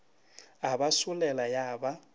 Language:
Northern Sotho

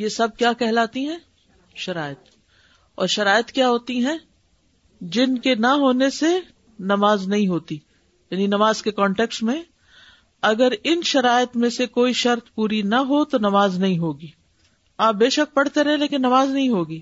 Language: Urdu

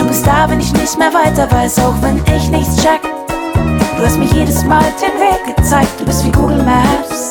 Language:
Greek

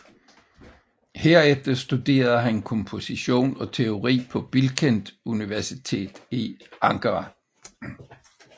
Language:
Danish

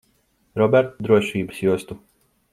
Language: Latvian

